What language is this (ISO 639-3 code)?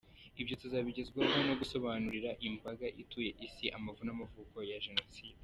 kin